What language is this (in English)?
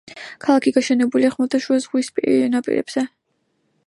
Georgian